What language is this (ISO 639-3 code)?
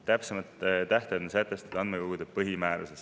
est